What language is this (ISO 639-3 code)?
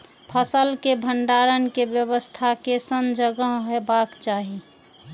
mai